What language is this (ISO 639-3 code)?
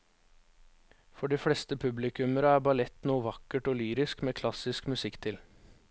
nor